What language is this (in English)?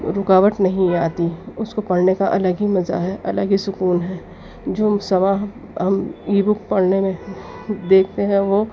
Urdu